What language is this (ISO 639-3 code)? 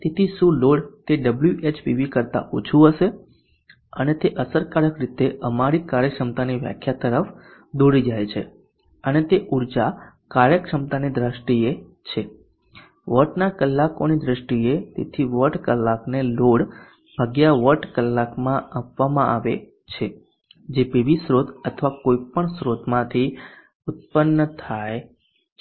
guj